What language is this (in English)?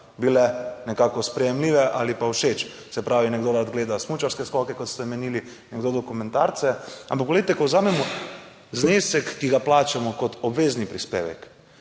Slovenian